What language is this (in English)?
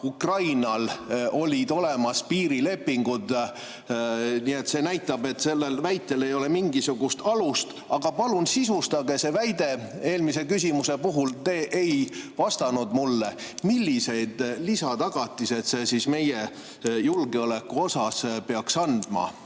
Estonian